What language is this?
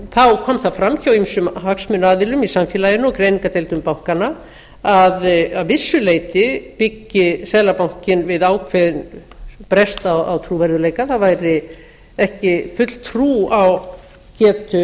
Icelandic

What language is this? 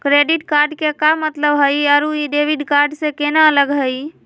Magahi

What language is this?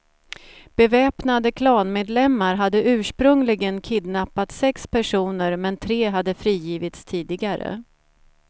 Swedish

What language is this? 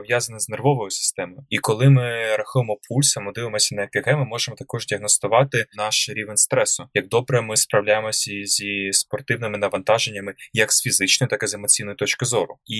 Ukrainian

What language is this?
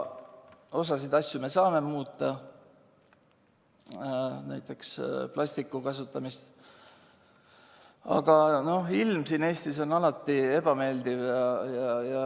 Estonian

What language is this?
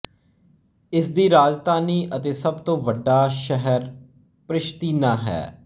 Punjabi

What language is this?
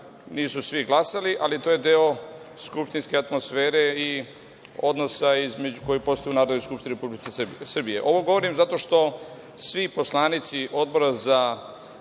Serbian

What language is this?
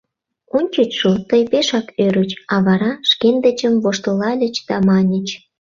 Mari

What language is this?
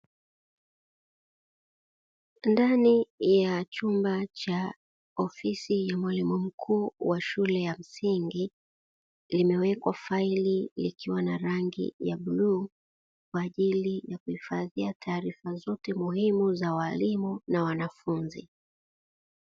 Swahili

